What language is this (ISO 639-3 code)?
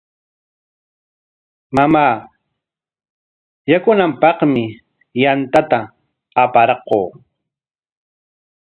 qwa